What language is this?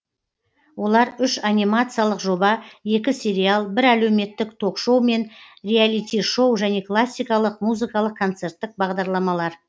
Kazakh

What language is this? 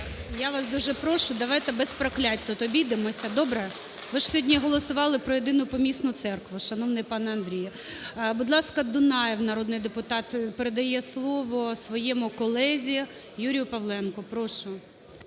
Ukrainian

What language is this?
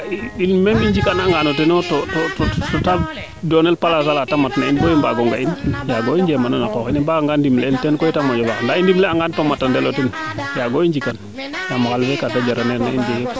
Serer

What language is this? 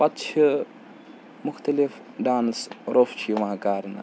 Kashmiri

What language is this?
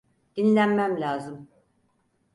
Turkish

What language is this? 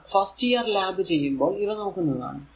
Malayalam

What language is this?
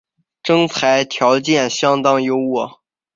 Chinese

